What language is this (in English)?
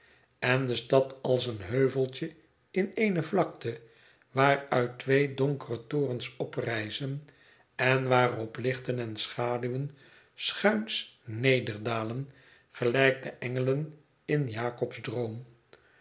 Dutch